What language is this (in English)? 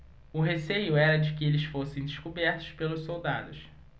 Portuguese